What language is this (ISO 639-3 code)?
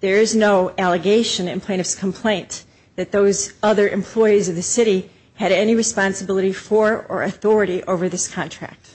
eng